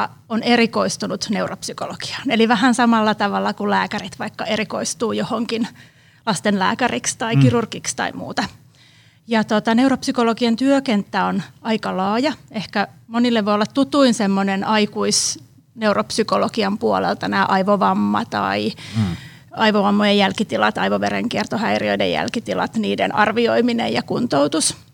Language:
Finnish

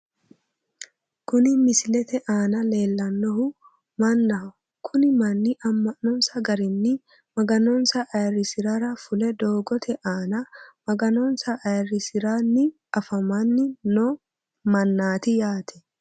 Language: Sidamo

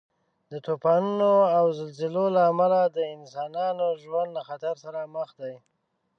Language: Pashto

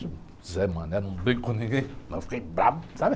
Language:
Portuguese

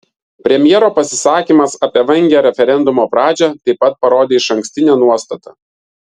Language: Lithuanian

